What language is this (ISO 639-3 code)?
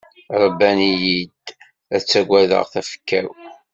kab